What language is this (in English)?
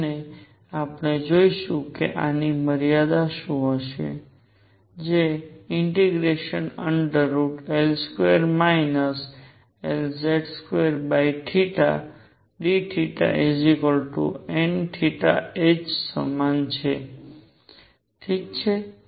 Gujarati